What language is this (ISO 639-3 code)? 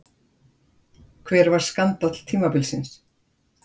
isl